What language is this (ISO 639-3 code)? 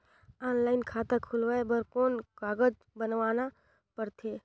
hne